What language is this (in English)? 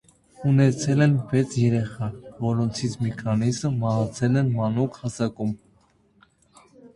Armenian